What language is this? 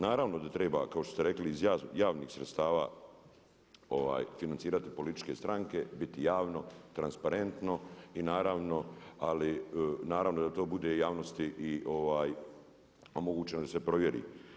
Croatian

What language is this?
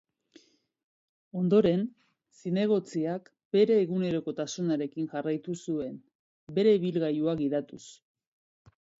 Basque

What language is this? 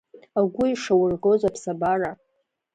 Abkhazian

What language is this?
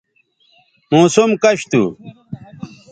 Bateri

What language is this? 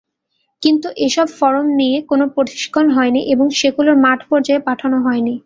Bangla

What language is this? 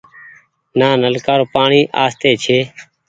Goaria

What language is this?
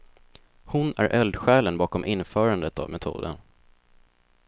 Swedish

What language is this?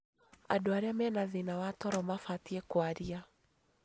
Kikuyu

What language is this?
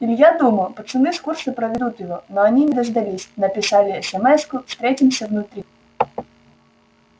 Russian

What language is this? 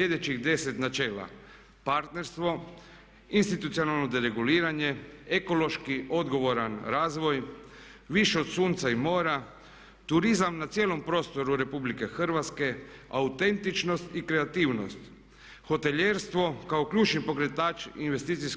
Croatian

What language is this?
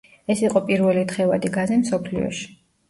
Georgian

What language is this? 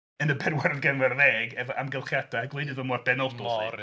Welsh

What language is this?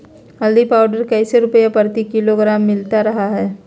Magahi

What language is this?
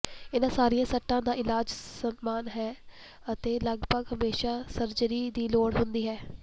Punjabi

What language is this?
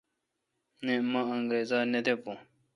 Kalkoti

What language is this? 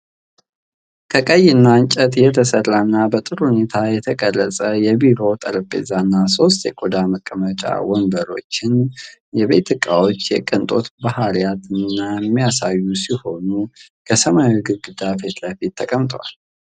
Amharic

